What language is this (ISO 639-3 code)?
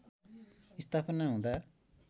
nep